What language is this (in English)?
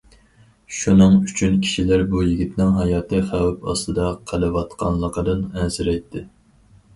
Uyghur